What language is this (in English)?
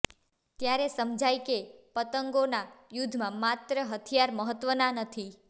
Gujarati